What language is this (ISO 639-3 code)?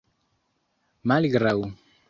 epo